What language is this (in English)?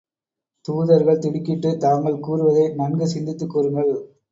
Tamil